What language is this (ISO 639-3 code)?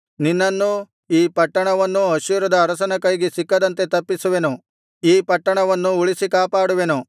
kan